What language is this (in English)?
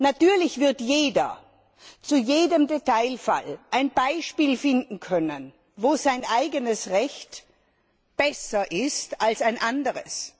German